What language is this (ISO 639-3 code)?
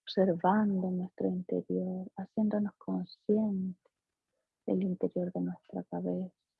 spa